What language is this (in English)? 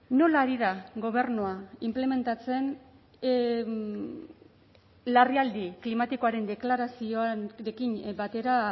Basque